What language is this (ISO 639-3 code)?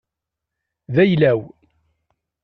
kab